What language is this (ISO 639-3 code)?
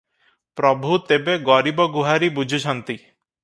ori